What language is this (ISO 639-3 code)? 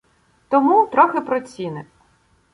ukr